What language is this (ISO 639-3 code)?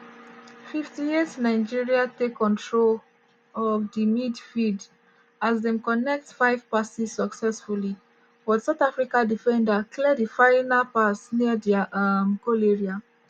pcm